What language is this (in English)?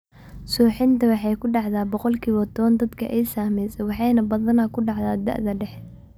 Somali